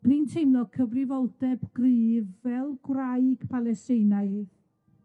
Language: Welsh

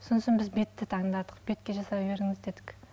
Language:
Kazakh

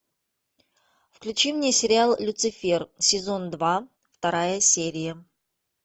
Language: Russian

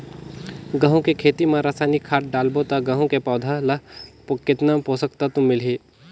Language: Chhattisgarhi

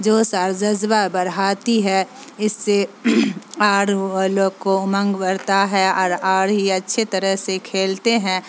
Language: Urdu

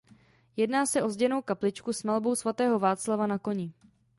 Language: Czech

